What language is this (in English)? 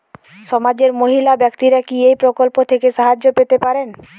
Bangla